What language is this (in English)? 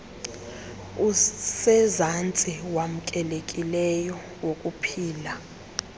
Xhosa